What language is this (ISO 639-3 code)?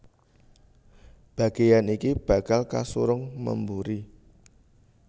jav